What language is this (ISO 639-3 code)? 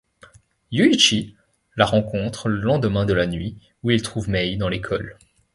fra